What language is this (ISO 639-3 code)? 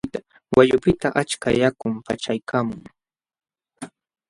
qxw